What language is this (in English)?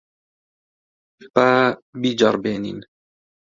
Central Kurdish